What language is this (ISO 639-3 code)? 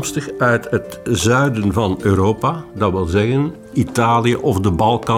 nld